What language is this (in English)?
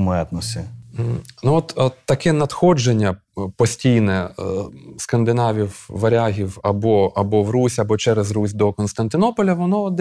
Ukrainian